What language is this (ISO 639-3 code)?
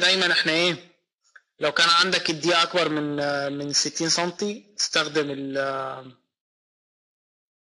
ara